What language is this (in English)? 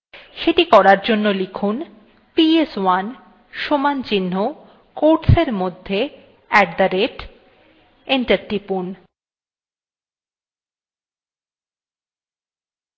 Bangla